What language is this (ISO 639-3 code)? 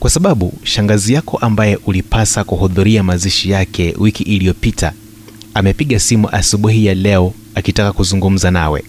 swa